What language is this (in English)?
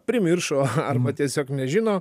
Lithuanian